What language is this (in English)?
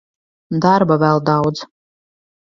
Latvian